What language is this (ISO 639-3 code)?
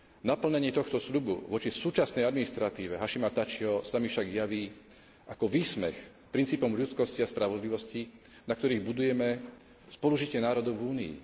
slk